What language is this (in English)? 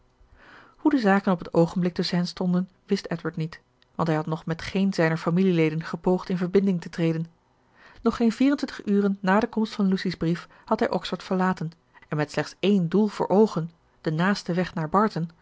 Dutch